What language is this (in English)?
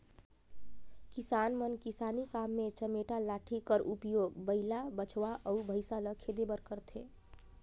Chhattisgarhi